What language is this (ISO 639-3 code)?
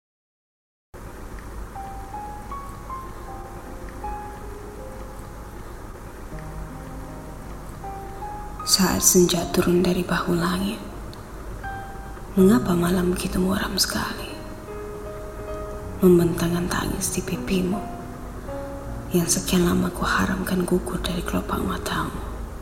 msa